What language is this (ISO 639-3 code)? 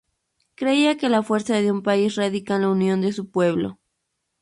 spa